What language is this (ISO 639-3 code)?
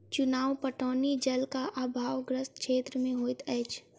mai